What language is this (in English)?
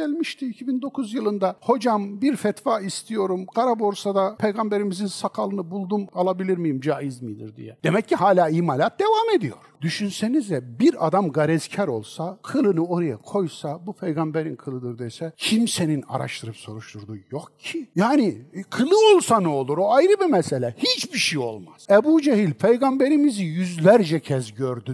Turkish